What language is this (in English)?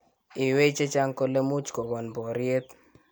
Kalenjin